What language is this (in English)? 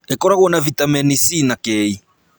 Kikuyu